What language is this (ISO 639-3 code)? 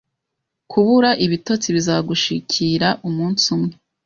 kin